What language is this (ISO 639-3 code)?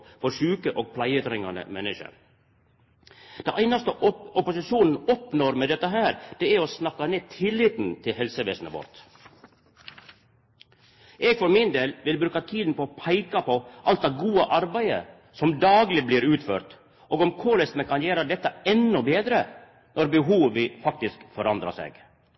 nno